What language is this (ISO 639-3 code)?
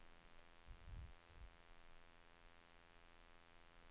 nor